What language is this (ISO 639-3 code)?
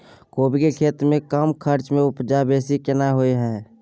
mai